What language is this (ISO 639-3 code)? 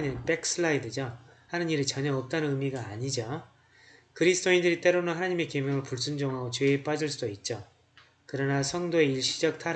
kor